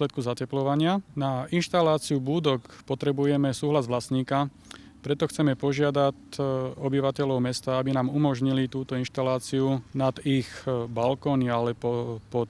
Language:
Slovak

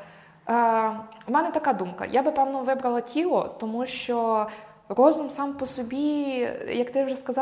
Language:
Ukrainian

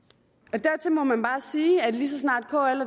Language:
Danish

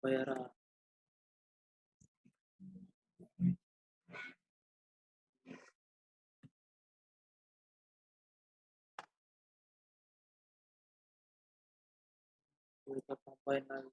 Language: Indonesian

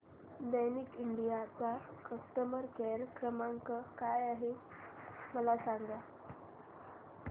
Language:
Marathi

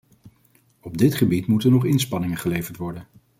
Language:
Dutch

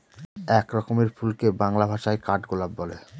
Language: Bangla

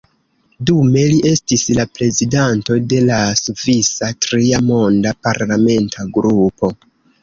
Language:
Esperanto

